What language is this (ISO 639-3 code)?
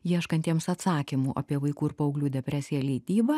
lit